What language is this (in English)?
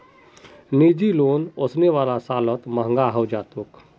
Magahi